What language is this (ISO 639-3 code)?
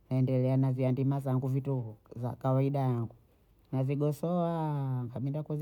bou